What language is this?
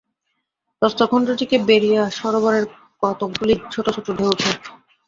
Bangla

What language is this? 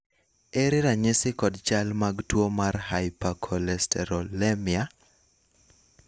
Luo (Kenya and Tanzania)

